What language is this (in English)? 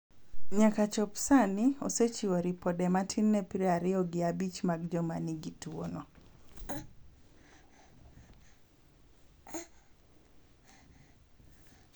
Luo (Kenya and Tanzania)